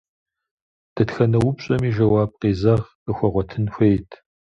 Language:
Kabardian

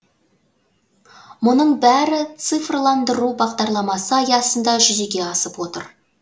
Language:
Kazakh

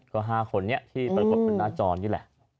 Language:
Thai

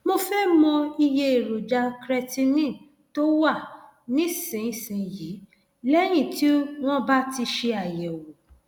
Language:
Yoruba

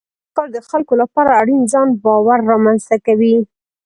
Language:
Pashto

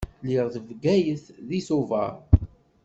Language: Kabyle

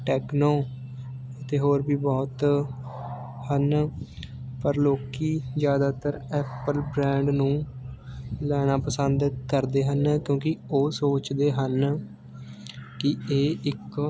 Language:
Punjabi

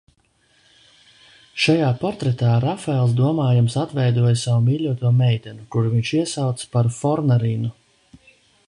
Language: Latvian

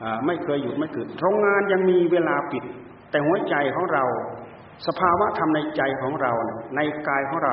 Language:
Thai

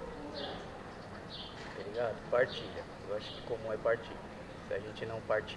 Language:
Portuguese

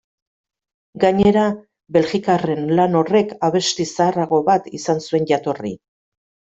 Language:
Basque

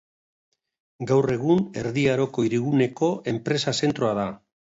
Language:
Basque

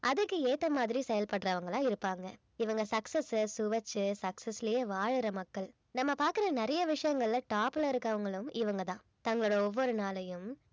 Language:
Tamil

